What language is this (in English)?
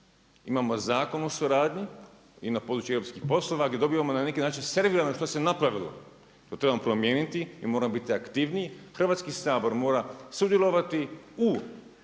Croatian